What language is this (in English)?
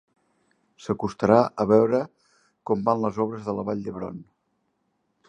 Catalan